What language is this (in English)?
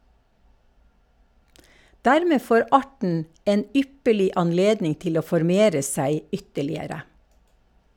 Norwegian